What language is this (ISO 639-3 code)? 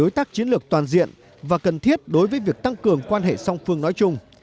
vie